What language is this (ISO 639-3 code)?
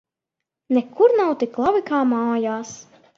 lav